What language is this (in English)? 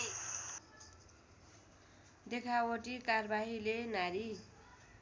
Nepali